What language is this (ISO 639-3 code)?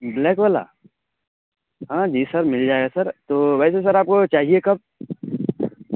urd